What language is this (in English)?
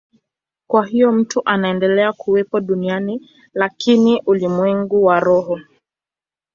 Swahili